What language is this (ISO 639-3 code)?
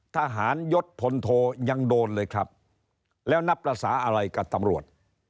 tha